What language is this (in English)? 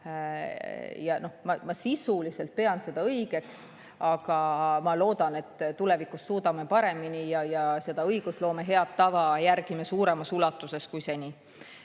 Estonian